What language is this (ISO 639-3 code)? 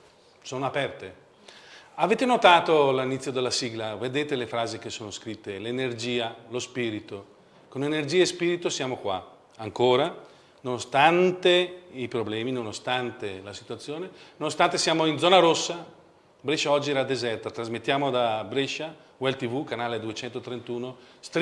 ita